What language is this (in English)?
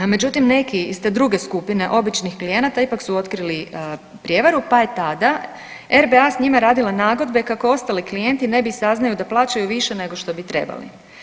Croatian